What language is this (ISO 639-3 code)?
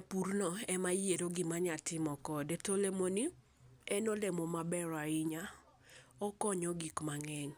luo